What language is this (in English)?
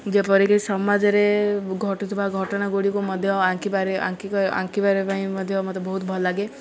Odia